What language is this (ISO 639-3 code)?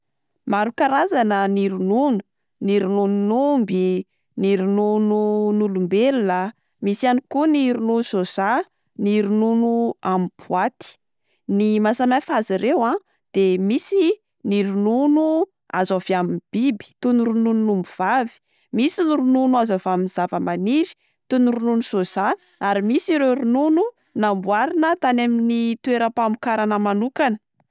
mlg